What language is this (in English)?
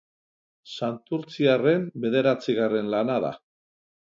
Basque